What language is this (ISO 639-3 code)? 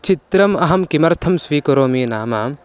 san